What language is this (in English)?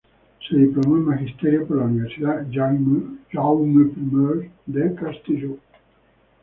Spanish